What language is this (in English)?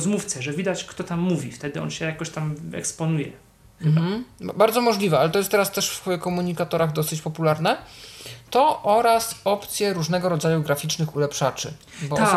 Polish